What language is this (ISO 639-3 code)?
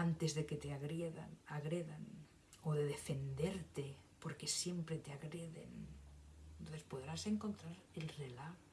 spa